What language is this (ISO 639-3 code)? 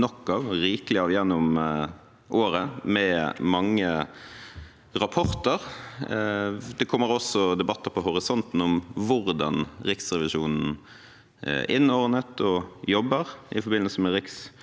nor